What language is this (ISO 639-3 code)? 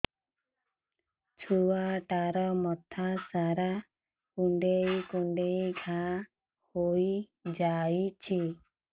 ori